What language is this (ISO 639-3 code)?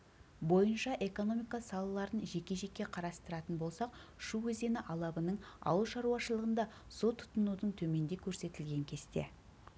kaz